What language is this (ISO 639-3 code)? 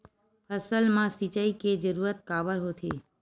hne